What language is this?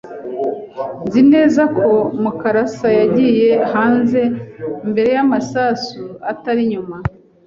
Kinyarwanda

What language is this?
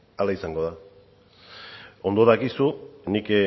Basque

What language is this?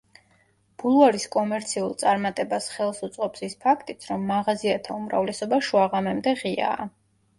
Georgian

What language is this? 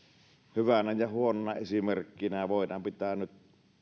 Finnish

